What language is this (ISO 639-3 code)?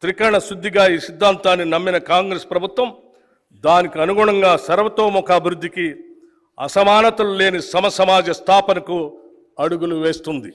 tel